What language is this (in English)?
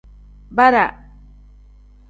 Tem